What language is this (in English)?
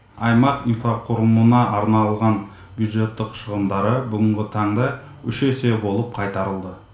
Kazakh